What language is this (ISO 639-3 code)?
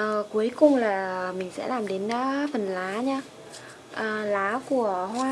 vie